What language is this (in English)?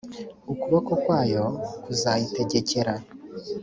Kinyarwanda